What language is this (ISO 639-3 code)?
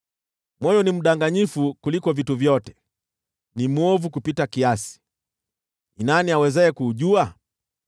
swa